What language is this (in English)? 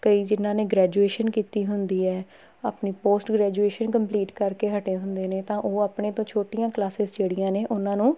Punjabi